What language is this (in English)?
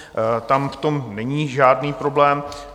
Czech